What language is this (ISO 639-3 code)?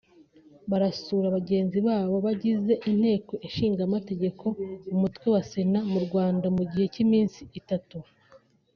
kin